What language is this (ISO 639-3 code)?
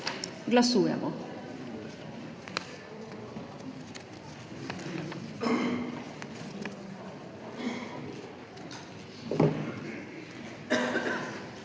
slv